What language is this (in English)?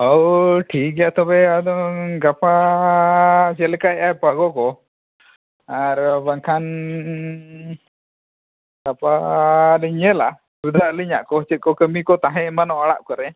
Santali